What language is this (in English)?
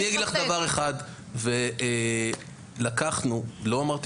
Hebrew